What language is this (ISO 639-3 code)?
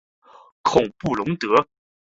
zho